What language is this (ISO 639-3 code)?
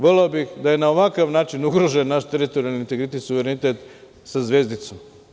srp